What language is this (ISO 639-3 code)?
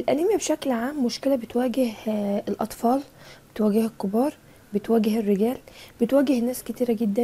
ara